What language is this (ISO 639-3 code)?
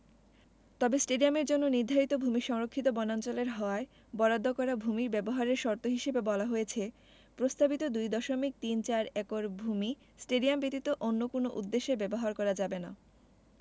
ben